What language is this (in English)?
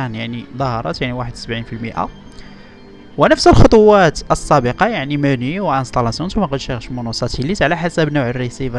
Arabic